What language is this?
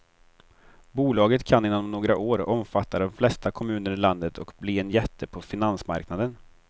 Swedish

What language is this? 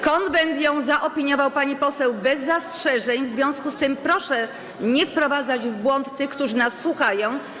Polish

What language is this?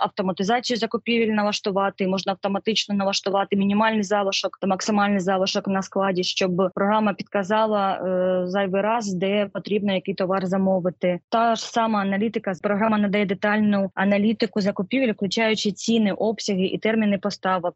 Ukrainian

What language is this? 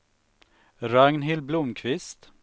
Swedish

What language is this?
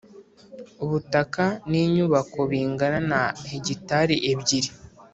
Kinyarwanda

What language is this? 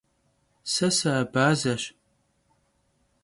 Kabardian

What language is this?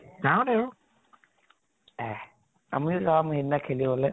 Assamese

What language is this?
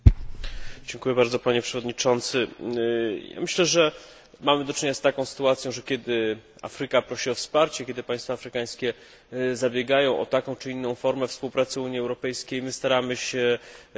Polish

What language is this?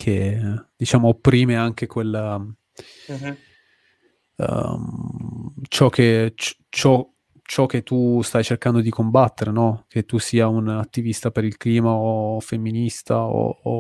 Italian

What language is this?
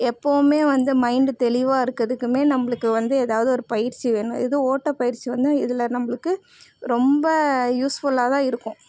Tamil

